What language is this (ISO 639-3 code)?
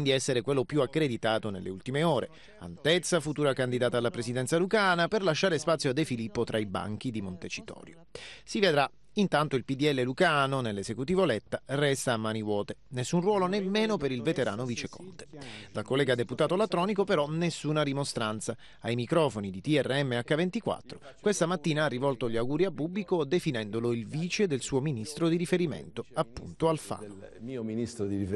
ita